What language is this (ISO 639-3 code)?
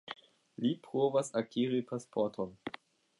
epo